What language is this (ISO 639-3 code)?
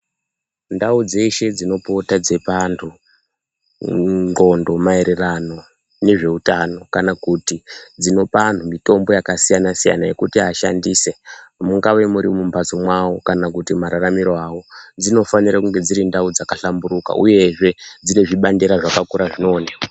ndc